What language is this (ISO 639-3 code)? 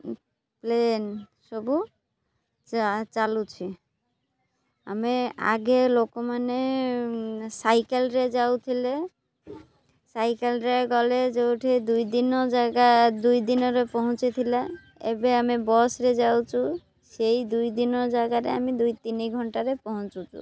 ori